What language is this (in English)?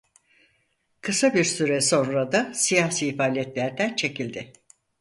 Turkish